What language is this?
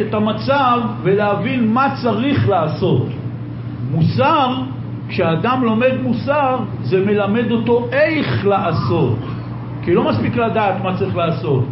Hebrew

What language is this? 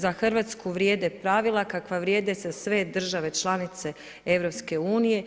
Croatian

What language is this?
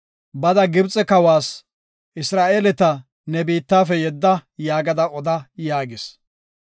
Gofa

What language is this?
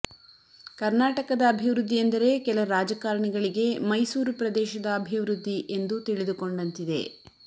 Kannada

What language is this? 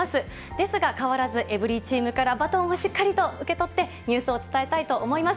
Japanese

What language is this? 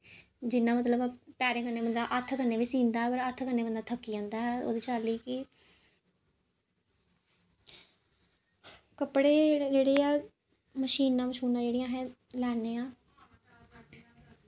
Dogri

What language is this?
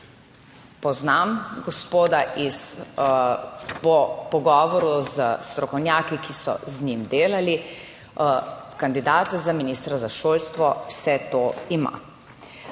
Slovenian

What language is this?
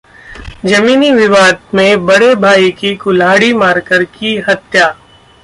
Hindi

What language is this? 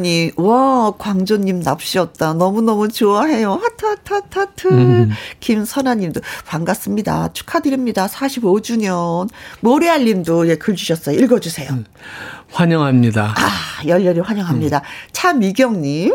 Korean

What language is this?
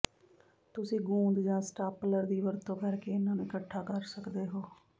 Punjabi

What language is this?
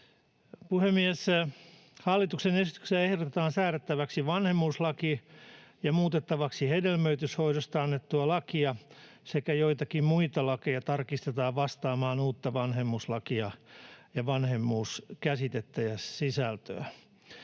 Finnish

